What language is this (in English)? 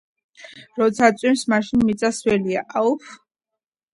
Georgian